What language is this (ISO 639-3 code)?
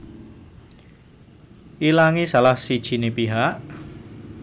jav